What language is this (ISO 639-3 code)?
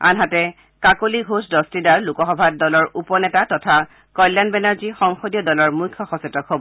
asm